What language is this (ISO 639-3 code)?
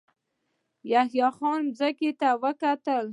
pus